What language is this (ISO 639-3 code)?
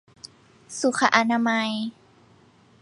tha